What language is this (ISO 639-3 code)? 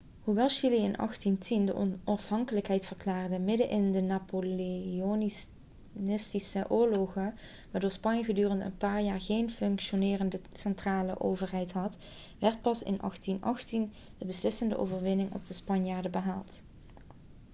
nld